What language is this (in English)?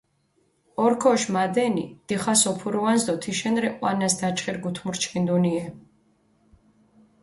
Mingrelian